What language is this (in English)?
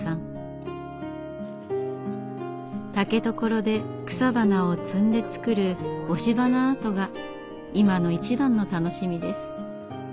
Japanese